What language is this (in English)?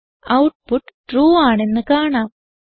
Malayalam